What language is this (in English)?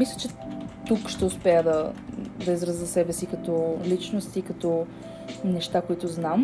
Bulgarian